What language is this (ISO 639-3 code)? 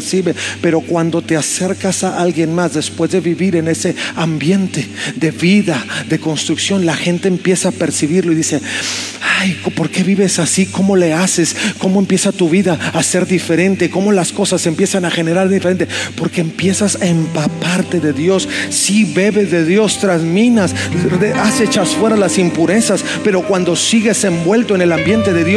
spa